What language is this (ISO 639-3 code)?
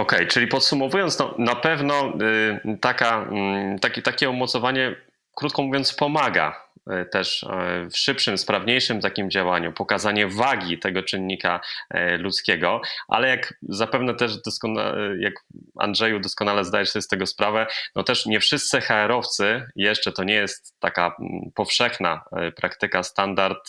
pol